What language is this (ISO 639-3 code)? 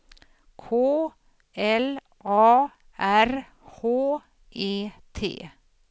swe